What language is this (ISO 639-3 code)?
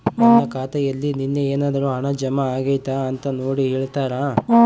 kan